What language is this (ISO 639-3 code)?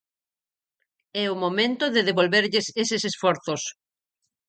glg